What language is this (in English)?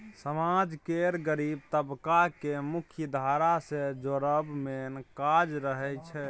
Maithili